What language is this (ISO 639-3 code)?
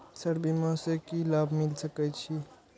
mai